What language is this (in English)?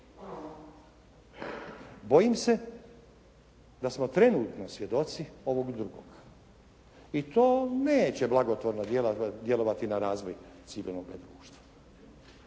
Croatian